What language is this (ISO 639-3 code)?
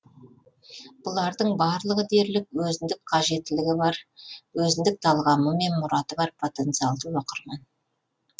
kaz